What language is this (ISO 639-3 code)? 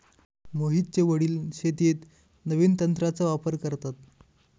mar